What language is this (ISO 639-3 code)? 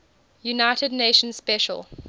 eng